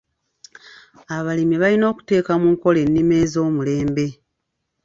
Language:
Ganda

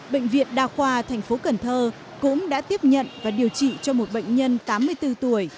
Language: Vietnamese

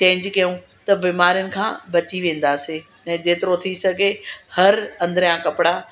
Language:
Sindhi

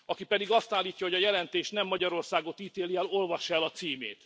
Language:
Hungarian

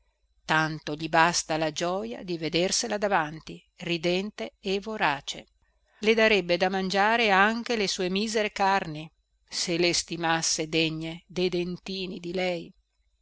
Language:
Italian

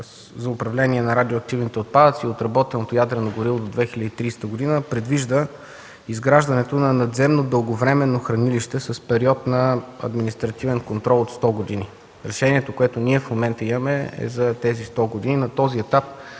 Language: Bulgarian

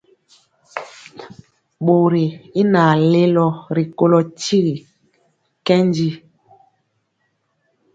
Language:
Mpiemo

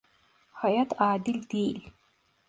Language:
Turkish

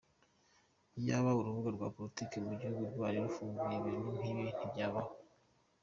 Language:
Kinyarwanda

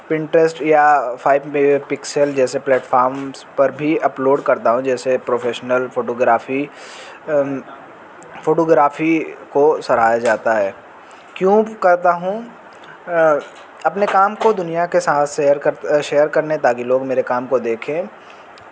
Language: Urdu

